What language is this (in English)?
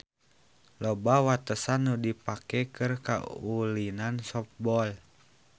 Sundanese